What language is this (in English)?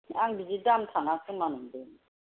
Bodo